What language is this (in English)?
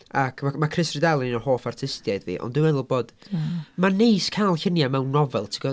Welsh